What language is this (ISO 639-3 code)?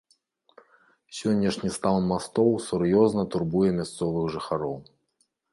bel